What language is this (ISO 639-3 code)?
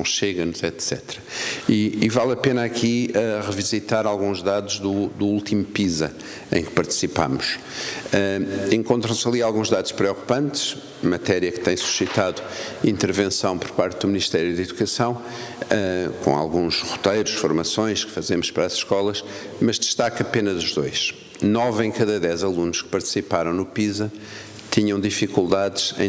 por